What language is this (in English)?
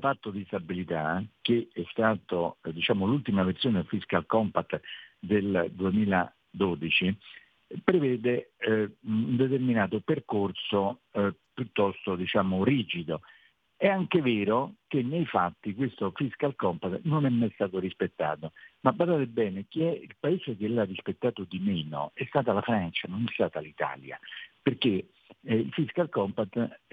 Italian